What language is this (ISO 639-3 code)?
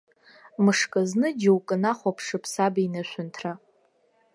abk